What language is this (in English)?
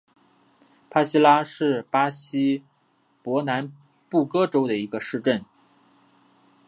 Chinese